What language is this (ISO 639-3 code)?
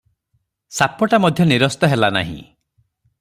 ori